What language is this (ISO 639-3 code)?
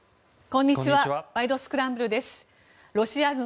jpn